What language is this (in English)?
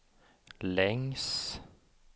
Swedish